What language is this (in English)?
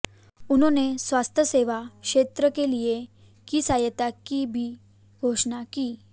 Hindi